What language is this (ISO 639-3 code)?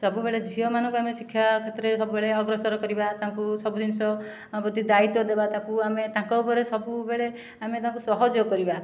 ori